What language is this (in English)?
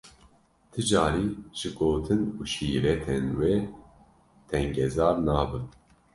Kurdish